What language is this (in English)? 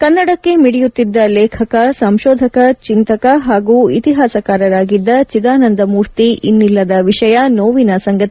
Kannada